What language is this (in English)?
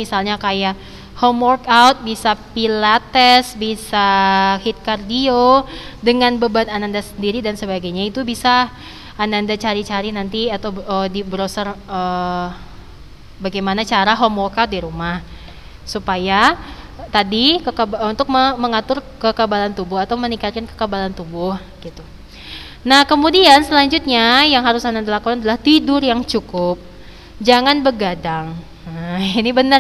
Indonesian